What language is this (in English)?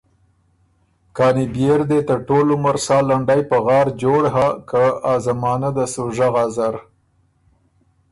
Ormuri